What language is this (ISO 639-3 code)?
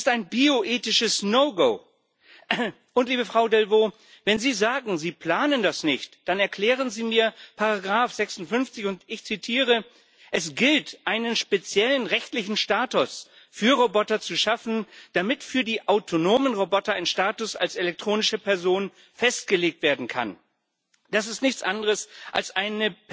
deu